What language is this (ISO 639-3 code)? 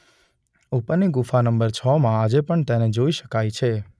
guj